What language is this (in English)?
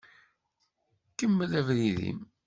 Kabyle